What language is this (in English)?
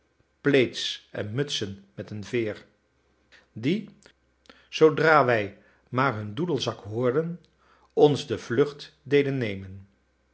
Dutch